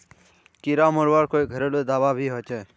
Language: Magahi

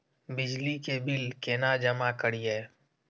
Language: Maithili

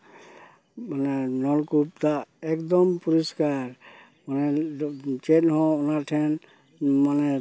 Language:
Santali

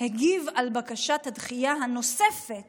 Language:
Hebrew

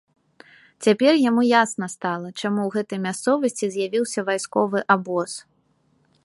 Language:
Belarusian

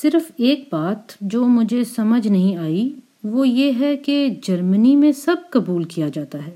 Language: Urdu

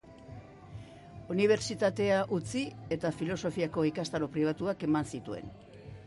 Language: Basque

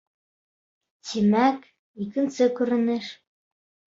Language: Bashkir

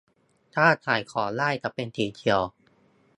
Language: Thai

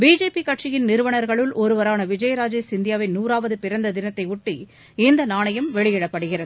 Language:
Tamil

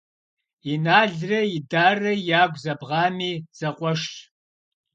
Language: Kabardian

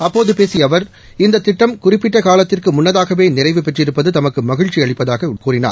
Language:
Tamil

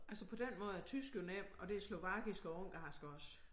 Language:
Danish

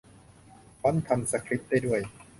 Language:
Thai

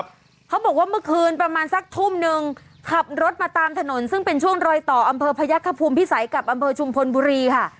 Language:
Thai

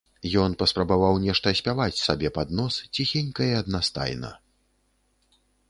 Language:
Belarusian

